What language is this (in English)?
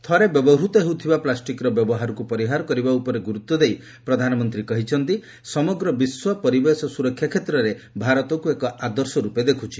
Odia